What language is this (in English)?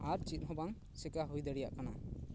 Santali